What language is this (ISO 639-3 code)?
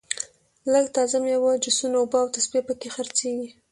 pus